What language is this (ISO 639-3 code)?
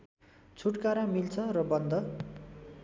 nep